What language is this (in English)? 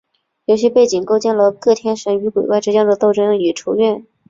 Chinese